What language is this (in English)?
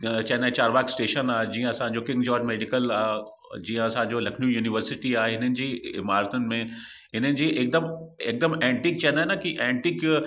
Sindhi